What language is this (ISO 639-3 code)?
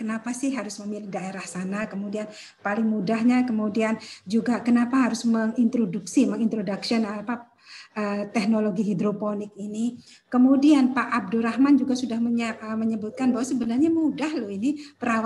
ind